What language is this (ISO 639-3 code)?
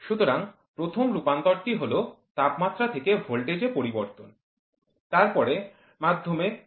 ben